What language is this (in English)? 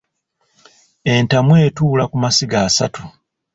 Ganda